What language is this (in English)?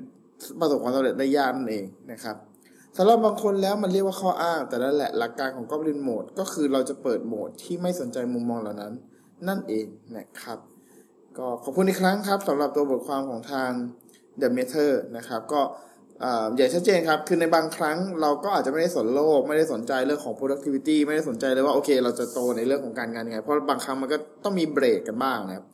Thai